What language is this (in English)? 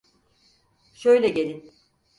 Turkish